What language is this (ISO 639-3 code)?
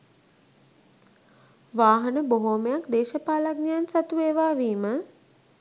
sin